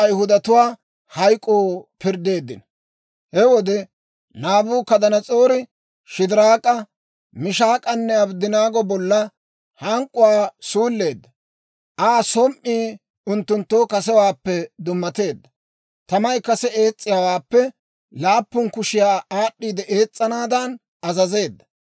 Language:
Dawro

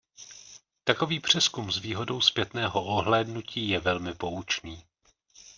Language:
Czech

